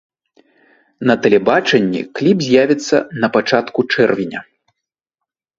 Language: Belarusian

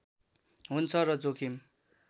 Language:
Nepali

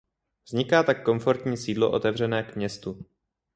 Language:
Czech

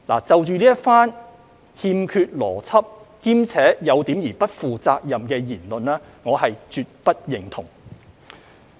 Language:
Cantonese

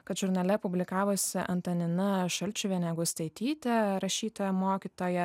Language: Lithuanian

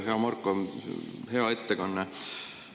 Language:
Estonian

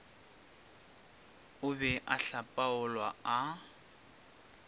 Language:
Northern Sotho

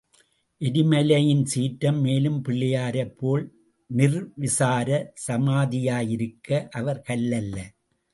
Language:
Tamil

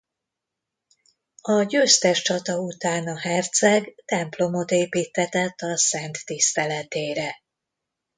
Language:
Hungarian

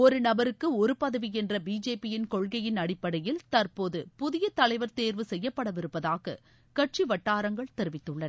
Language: Tamil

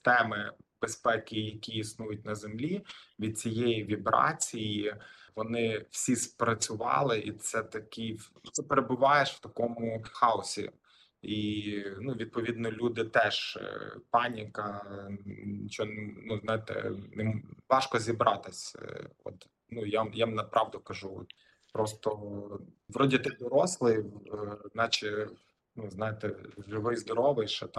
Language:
Ukrainian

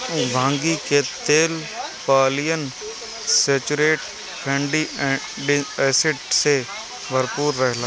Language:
Bhojpuri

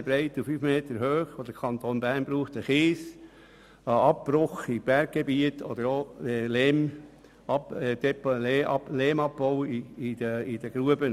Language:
Swiss German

